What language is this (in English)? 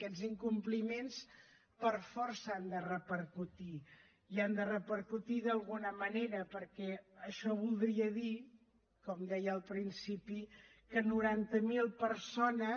Catalan